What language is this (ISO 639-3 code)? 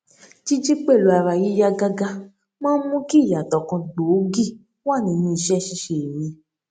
yor